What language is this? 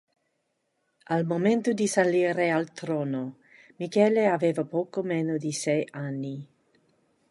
Italian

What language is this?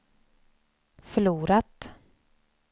Swedish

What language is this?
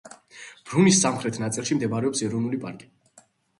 Georgian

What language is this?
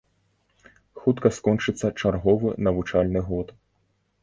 Belarusian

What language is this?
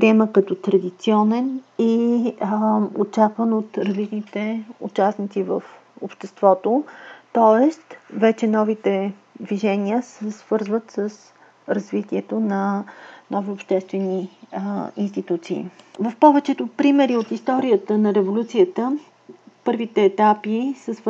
Bulgarian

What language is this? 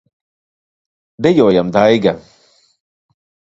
Latvian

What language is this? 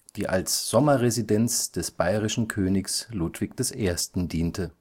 German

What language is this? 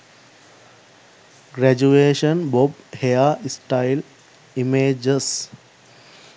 Sinhala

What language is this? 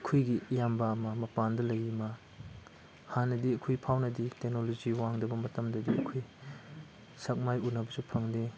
Manipuri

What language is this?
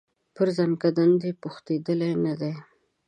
Pashto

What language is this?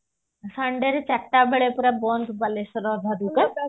Odia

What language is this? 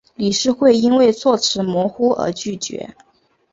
Chinese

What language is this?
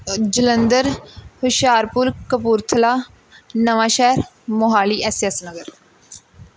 Punjabi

